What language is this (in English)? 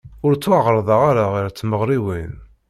Kabyle